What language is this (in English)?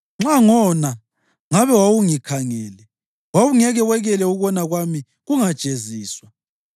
North Ndebele